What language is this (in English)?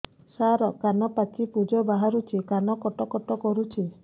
Odia